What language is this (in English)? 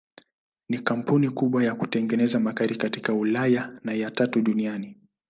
Swahili